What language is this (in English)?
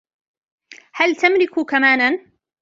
Arabic